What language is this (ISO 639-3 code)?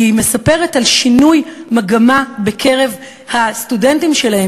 heb